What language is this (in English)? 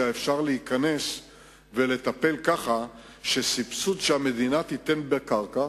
Hebrew